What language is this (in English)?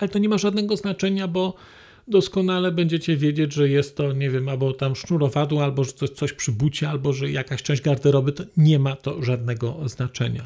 Polish